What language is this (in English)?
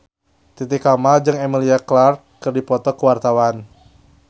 Sundanese